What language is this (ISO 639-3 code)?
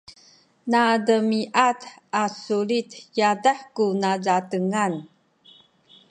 szy